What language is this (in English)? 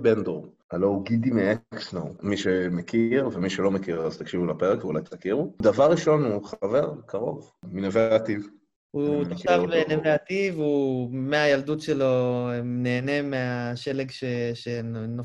Hebrew